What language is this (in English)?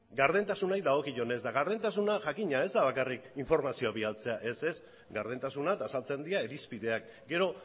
Basque